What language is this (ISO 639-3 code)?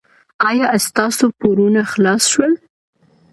pus